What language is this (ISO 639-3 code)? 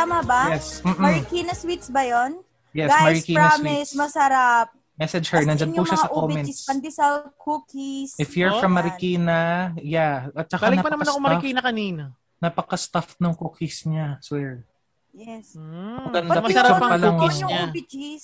fil